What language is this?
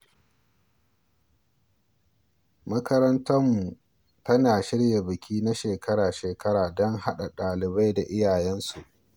Hausa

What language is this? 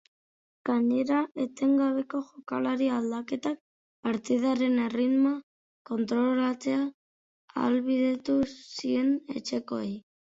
Basque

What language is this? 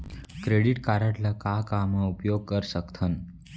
Chhattisgarhi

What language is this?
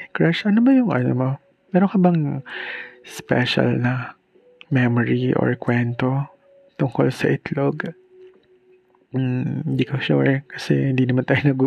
Filipino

